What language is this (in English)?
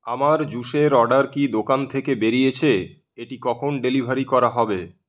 Bangla